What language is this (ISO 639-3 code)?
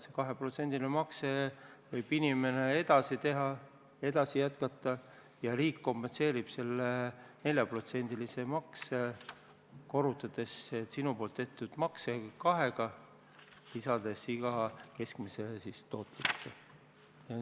est